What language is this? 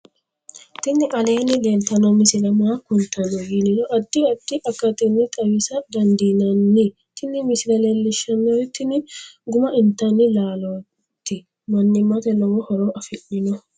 Sidamo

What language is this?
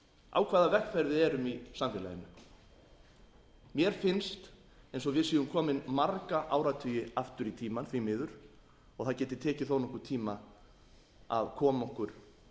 Icelandic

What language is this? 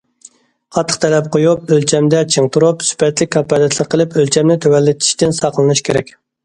Uyghur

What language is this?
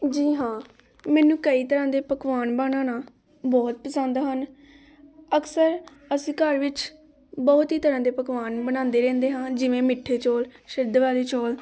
Punjabi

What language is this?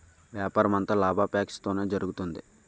Telugu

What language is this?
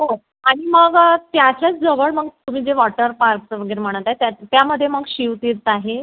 Marathi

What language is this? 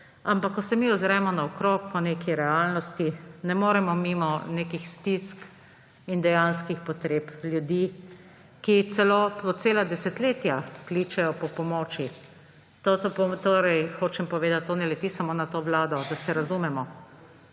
Slovenian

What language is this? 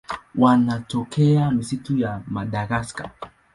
Swahili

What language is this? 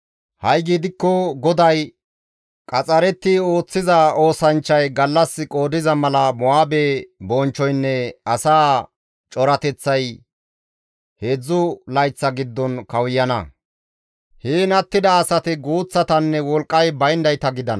Gamo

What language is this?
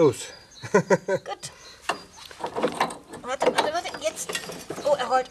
German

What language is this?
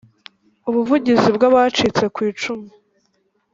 Kinyarwanda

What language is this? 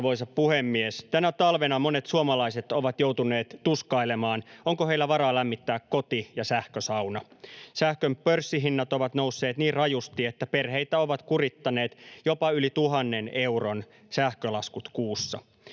Finnish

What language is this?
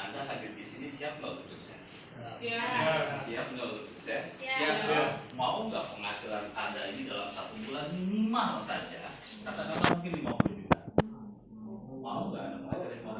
Indonesian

